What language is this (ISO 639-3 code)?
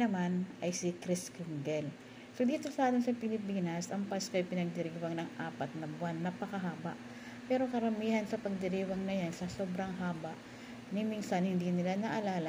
fil